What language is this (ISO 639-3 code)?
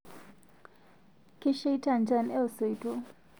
mas